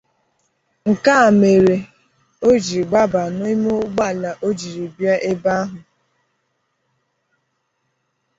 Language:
Igbo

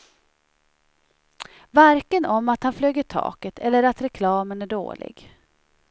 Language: Swedish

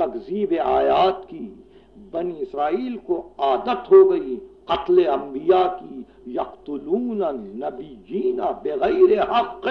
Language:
Arabic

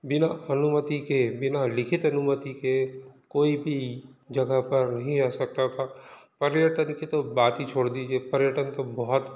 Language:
Hindi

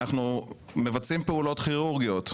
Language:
Hebrew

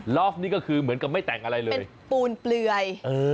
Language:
Thai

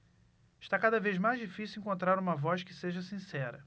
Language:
Portuguese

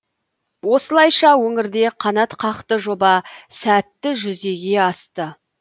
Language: Kazakh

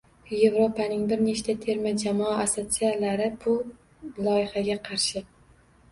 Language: Uzbek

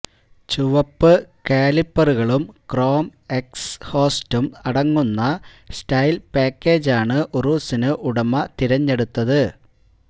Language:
Malayalam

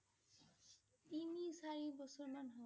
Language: Assamese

